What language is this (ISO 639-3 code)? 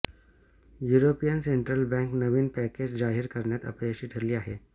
mar